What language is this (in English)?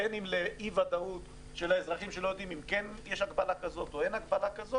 Hebrew